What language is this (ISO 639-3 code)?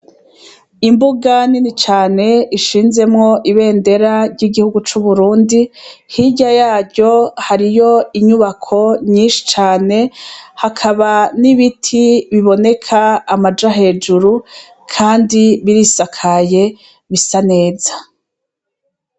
run